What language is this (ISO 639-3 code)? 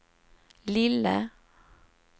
swe